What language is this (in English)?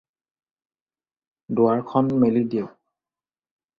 Assamese